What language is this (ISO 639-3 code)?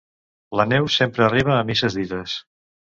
cat